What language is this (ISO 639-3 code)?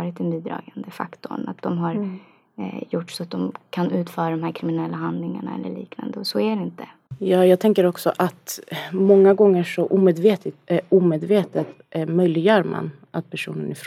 swe